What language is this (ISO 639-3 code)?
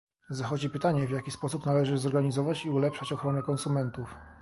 pol